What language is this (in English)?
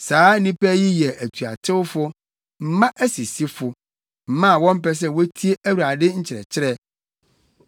Akan